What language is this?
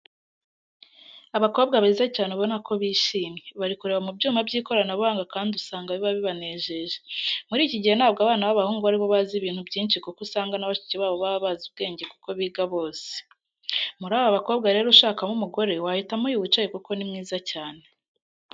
Kinyarwanda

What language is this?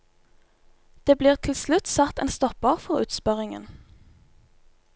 Norwegian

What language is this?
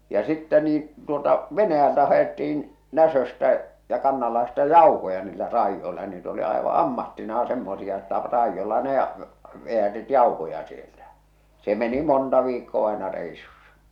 Finnish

